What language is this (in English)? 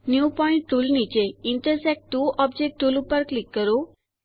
Gujarati